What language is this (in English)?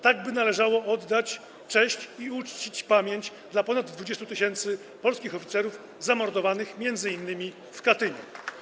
Polish